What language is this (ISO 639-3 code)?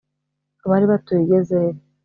kin